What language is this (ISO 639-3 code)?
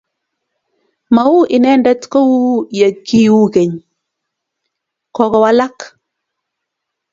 kln